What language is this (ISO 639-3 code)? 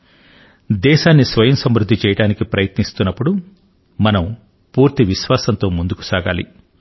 tel